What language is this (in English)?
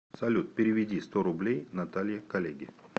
Russian